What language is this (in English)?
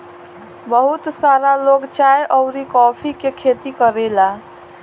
Bhojpuri